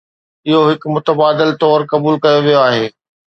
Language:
Sindhi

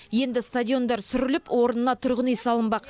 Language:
Kazakh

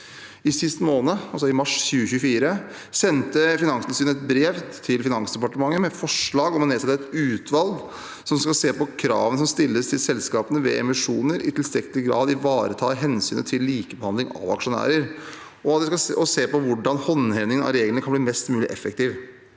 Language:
Norwegian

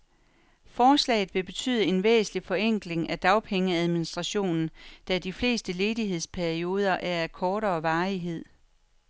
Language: Danish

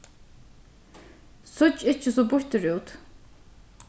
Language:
Faroese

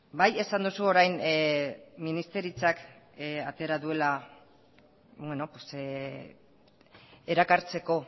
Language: Basque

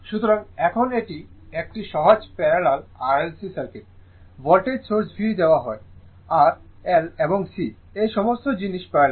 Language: Bangla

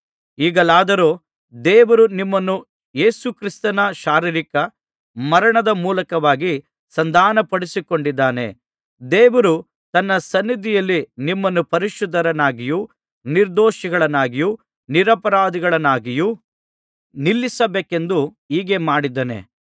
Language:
Kannada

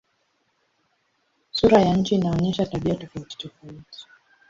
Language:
Swahili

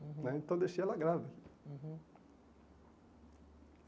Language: Portuguese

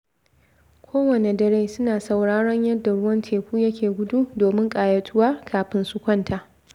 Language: Hausa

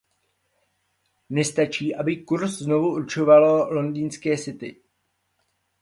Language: Czech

